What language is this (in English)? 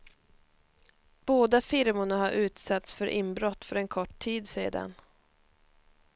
Swedish